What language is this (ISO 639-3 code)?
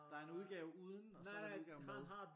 dan